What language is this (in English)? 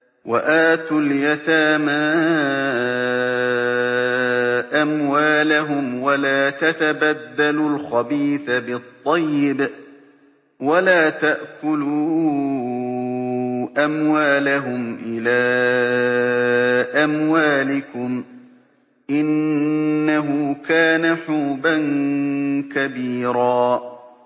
Arabic